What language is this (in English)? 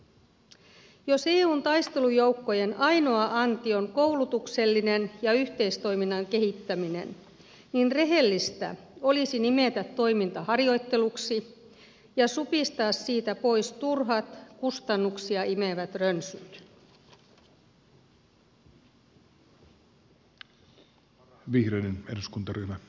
Finnish